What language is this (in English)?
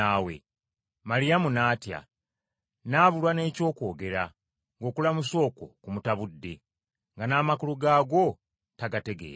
Ganda